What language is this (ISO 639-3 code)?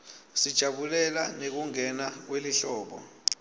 ssw